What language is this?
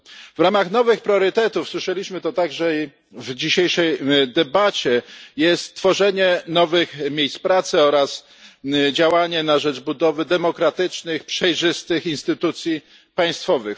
Polish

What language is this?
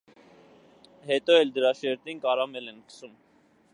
Armenian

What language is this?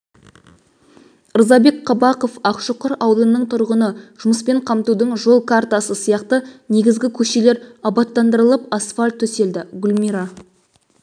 Kazakh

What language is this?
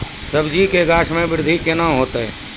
Maithili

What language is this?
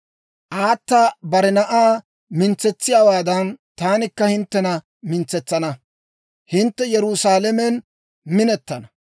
Dawro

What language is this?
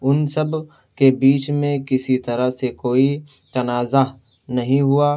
Urdu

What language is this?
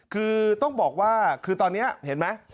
Thai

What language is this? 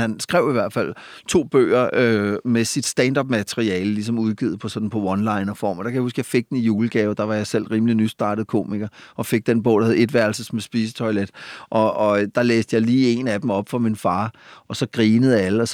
Danish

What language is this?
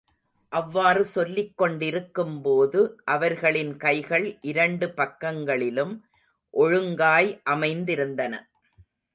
Tamil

